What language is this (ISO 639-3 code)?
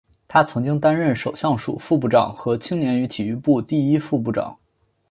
zho